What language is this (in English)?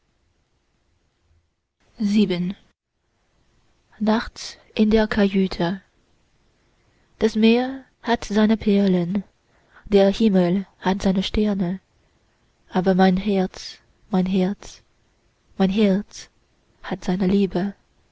German